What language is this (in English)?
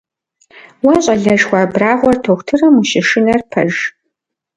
Kabardian